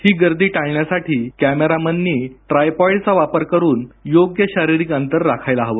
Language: Marathi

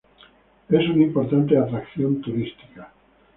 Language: Spanish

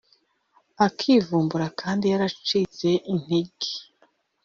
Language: Kinyarwanda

